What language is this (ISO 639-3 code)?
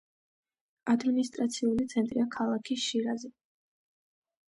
kat